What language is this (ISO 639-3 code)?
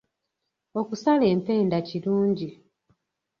lug